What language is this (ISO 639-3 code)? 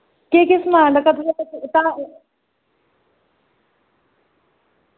doi